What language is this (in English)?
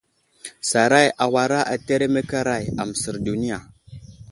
Wuzlam